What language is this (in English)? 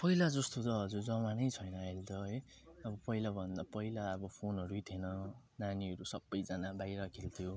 Nepali